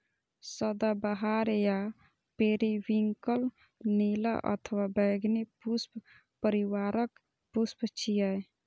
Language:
Maithili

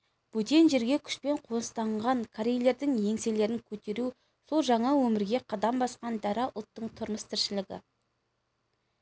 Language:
Kazakh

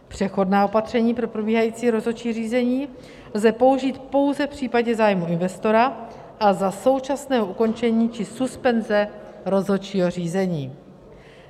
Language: Czech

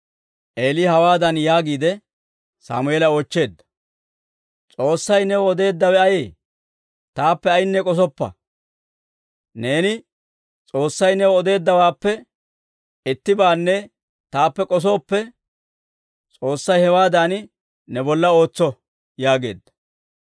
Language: Dawro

